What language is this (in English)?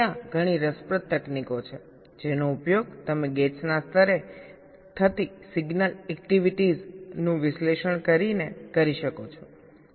Gujarati